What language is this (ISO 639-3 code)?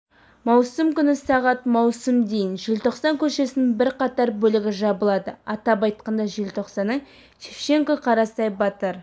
kaz